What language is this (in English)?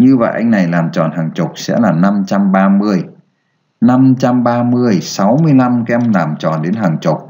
Vietnamese